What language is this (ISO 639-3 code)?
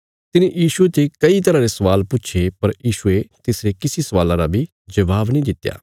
kfs